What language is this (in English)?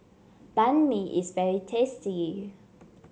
English